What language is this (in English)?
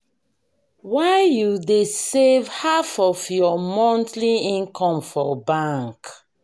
Nigerian Pidgin